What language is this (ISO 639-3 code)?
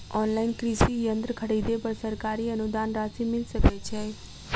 mai